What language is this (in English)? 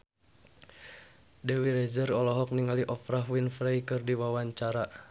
Sundanese